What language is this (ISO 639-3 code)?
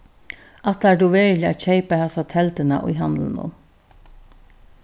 fao